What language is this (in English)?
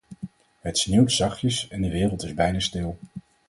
Dutch